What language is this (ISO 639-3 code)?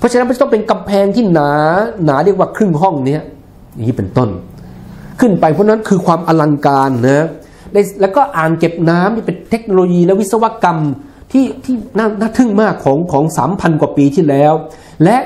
tha